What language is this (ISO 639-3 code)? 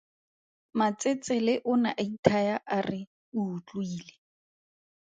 tsn